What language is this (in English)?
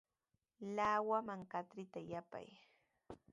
Sihuas Ancash Quechua